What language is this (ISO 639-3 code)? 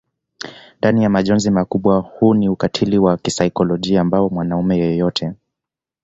swa